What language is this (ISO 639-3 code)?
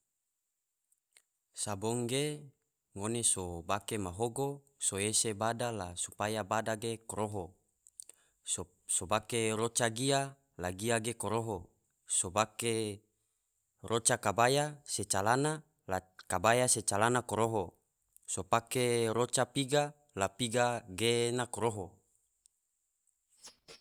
tvo